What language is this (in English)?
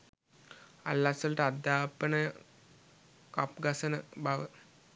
Sinhala